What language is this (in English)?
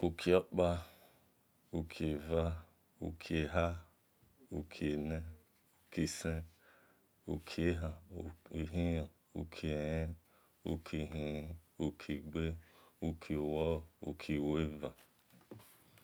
Esan